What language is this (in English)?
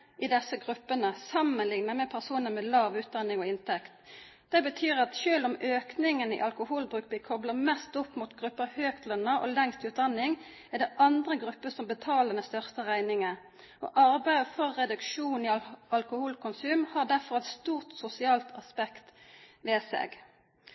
Norwegian Bokmål